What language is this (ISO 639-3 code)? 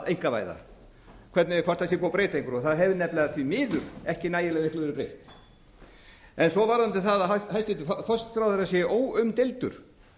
isl